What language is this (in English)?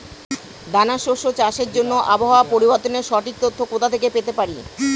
Bangla